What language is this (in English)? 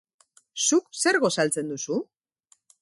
Basque